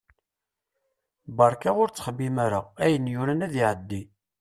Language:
Kabyle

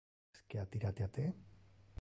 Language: Interlingua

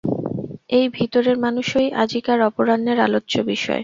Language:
Bangla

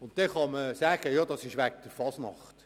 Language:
Swiss German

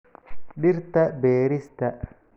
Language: Somali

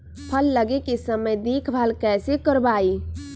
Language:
Magahi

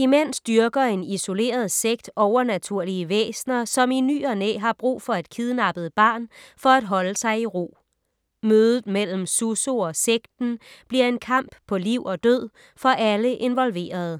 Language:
Danish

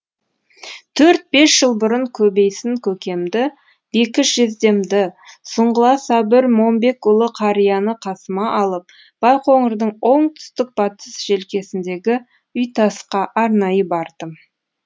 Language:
Kazakh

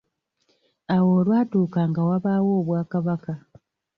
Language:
Ganda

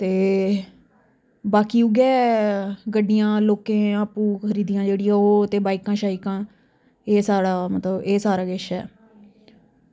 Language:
Dogri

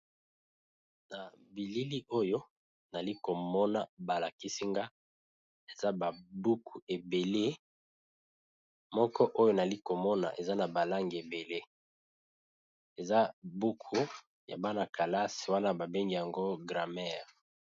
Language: Lingala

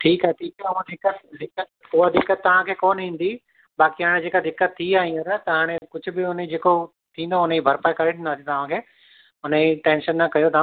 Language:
Sindhi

